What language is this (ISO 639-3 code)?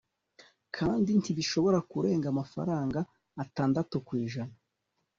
kin